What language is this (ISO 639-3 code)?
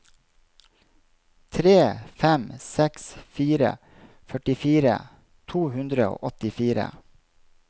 nor